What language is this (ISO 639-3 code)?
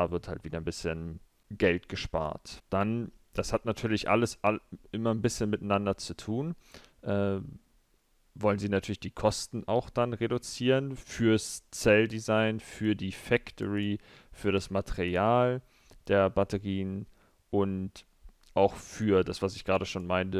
deu